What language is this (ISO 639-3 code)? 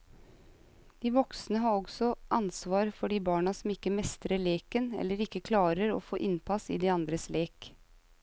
nor